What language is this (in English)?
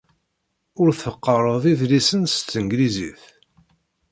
Kabyle